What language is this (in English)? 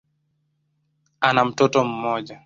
Swahili